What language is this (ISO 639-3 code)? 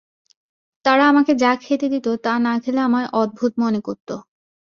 ben